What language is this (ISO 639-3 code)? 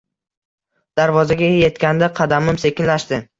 uzb